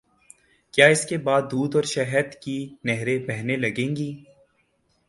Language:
Urdu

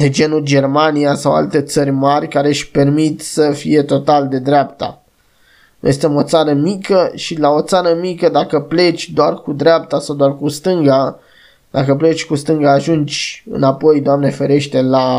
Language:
Romanian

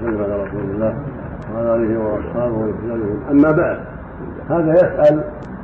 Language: Arabic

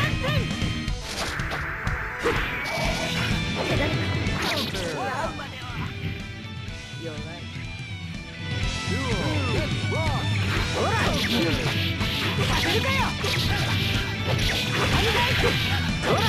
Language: Japanese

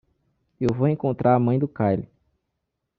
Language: Portuguese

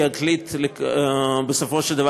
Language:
Hebrew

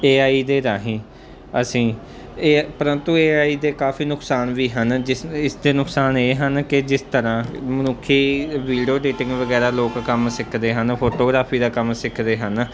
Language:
Punjabi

